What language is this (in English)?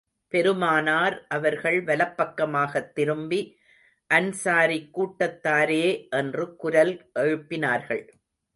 Tamil